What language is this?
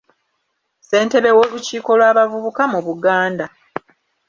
Ganda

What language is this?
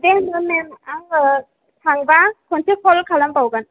Bodo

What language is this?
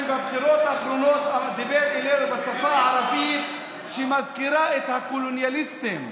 Hebrew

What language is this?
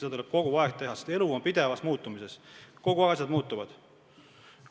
Estonian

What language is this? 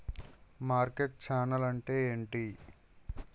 Telugu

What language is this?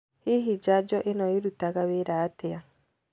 Kikuyu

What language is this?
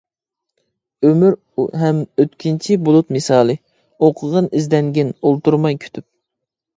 Uyghur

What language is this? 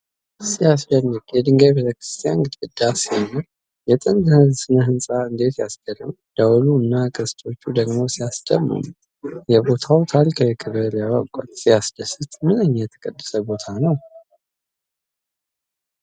Amharic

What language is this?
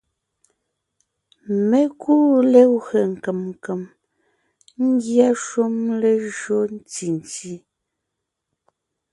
Ngiemboon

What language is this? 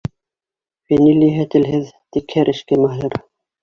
Bashkir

